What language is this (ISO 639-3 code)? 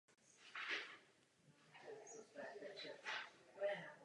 ces